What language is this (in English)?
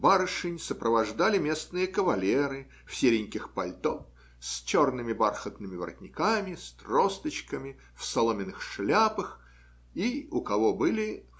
Russian